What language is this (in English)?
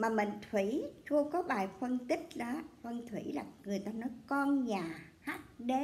Vietnamese